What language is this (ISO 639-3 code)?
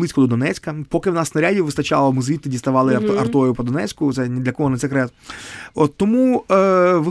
ukr